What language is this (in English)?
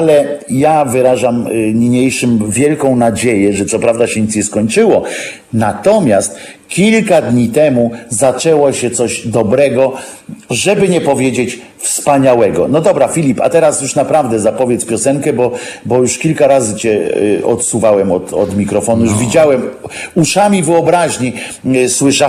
Polish